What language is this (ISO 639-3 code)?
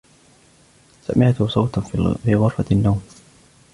ara